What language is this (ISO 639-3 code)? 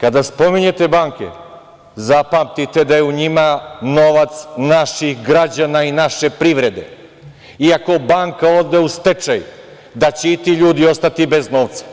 srp